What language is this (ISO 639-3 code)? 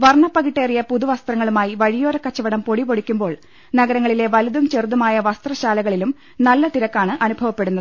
mal